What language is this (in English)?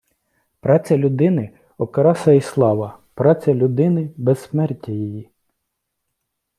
Ukrainian